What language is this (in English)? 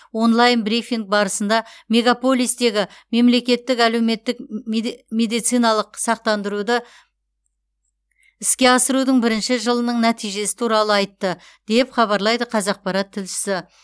Kazakh